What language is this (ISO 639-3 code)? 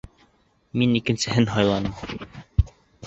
bak